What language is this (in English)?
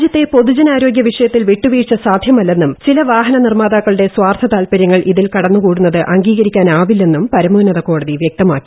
Malayalam